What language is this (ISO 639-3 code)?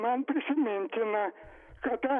lit